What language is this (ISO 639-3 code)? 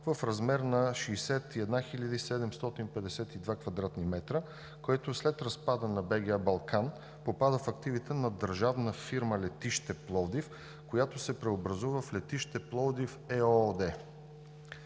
bul